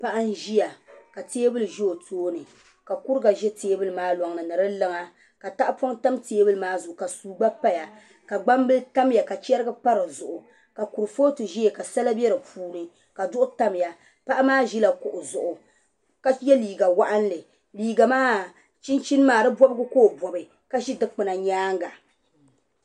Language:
Dagbani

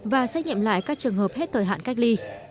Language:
Vietnamese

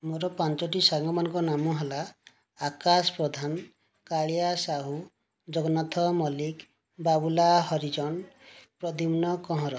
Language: Odia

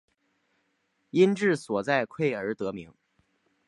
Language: Chinese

